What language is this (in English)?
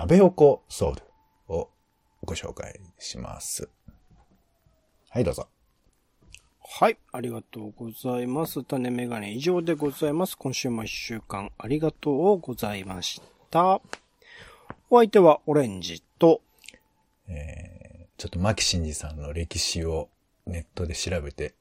Japanese